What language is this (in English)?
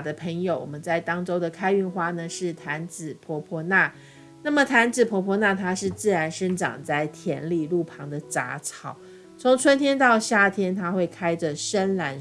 Chinese